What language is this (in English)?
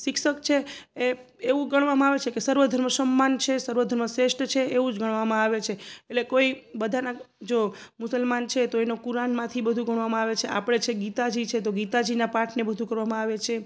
Gujarati